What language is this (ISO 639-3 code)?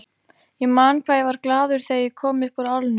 isl